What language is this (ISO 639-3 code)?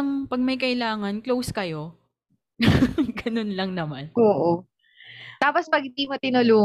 fil